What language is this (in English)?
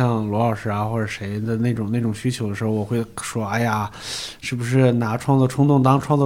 Chinese